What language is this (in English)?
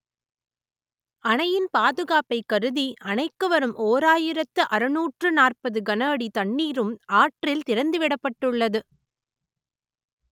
Tamil